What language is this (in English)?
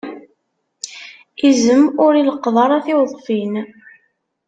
Kabyle